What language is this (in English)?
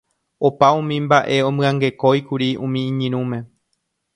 Guarani